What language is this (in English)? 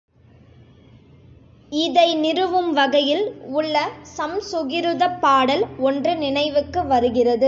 Tamil